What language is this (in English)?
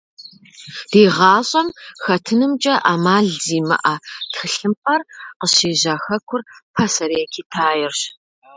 Kabardian